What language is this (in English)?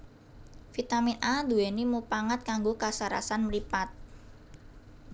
Javanese